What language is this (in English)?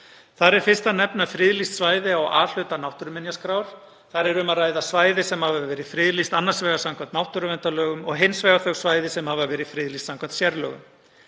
Icelandic